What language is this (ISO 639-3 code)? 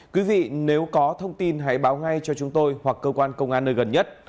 vie